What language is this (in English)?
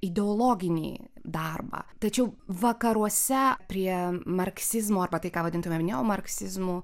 Lithuanian